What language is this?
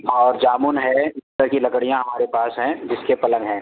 Urdu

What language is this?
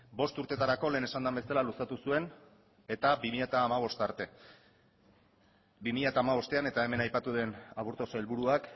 Basque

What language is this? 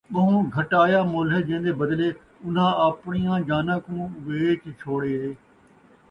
Saraiki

